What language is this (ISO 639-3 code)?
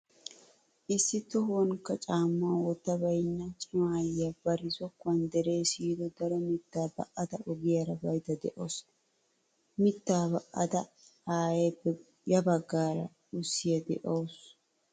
wal